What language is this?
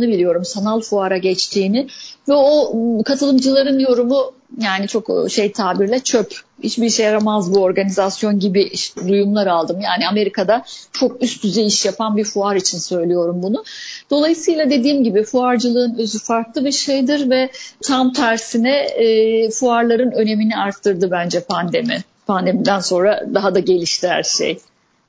Turkish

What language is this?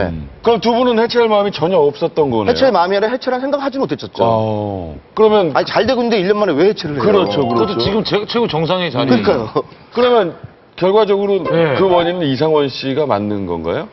Korean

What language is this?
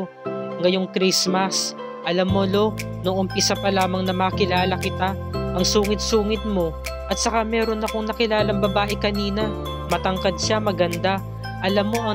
Filipino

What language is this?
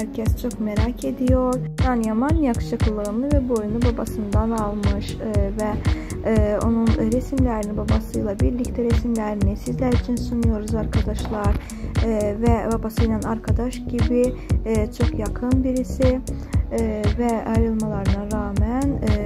Turkish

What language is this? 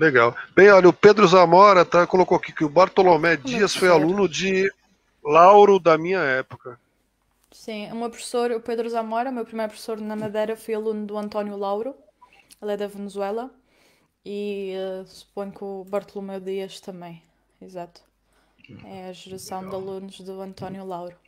Portuguese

